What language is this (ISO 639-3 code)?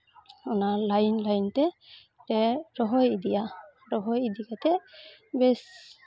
sat